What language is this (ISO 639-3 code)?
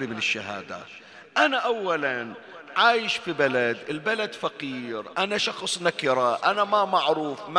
ara